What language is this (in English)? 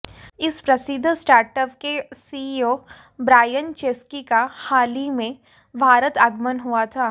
Hindi